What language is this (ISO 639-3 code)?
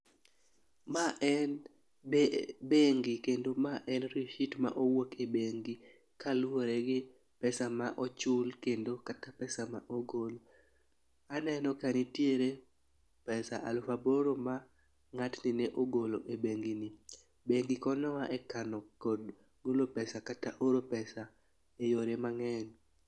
luo